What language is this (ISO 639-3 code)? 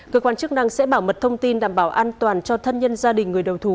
vie